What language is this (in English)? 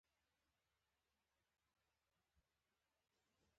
Pashto